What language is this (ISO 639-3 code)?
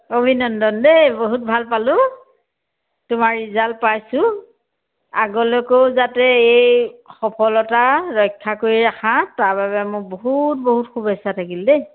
asm